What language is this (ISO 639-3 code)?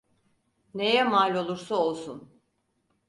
tur